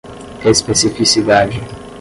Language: Portuguese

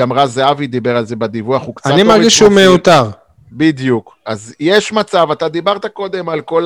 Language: Hebrew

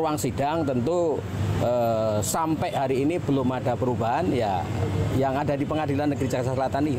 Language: Indonesian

